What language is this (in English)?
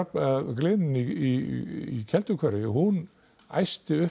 Icelandic